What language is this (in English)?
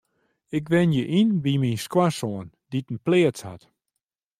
Western Frisian